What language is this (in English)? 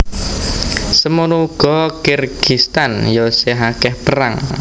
Javanese